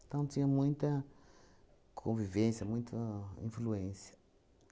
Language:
Portuguese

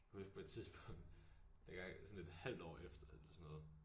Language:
Danish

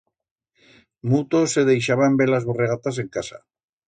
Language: Aragonese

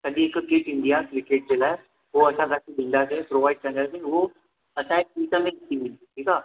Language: Sindhi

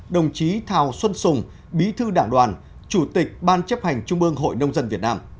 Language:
Vietnamese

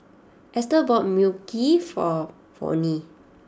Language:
English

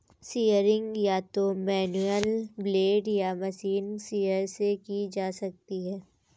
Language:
Hindi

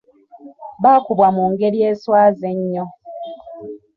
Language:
Ganda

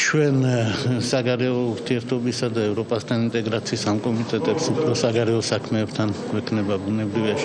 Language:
French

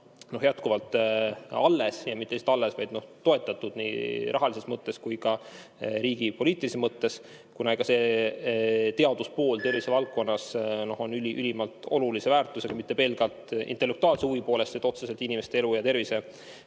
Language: Estonian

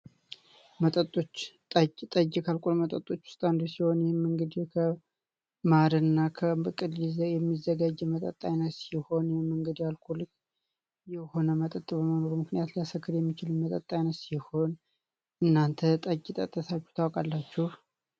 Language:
Amharic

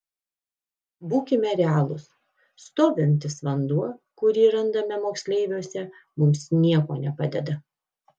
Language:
Lithuanian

